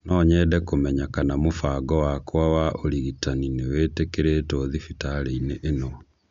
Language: Kikuyu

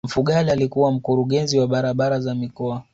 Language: Swahili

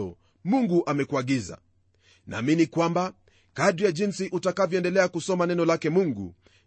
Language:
Swahili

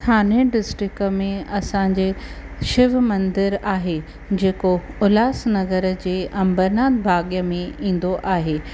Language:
Sindhi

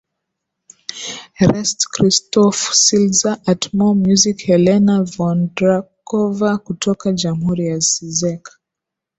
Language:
Swahili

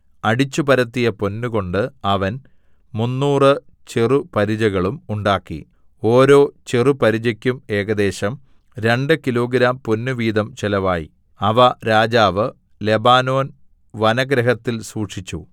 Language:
Malayalam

